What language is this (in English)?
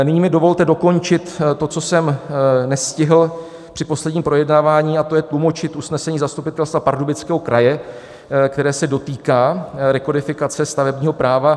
Czech